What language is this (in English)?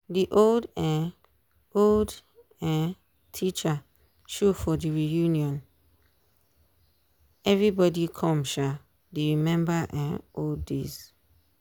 Nigerian Pidgin